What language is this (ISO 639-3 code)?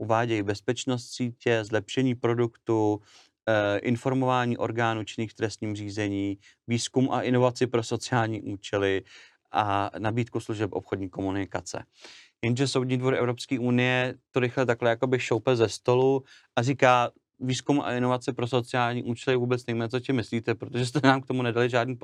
ces